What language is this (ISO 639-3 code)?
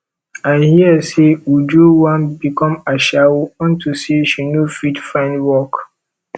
pcm